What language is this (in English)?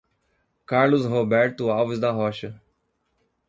Portuguese